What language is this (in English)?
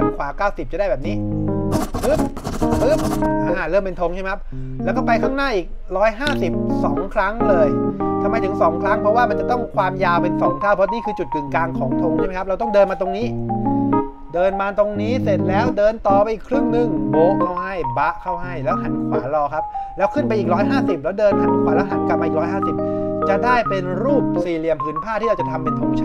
Thai